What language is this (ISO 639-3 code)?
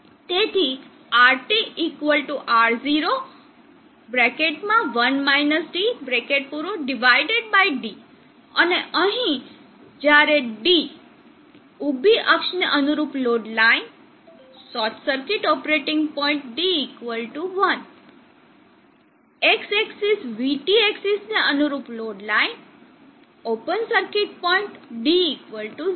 guj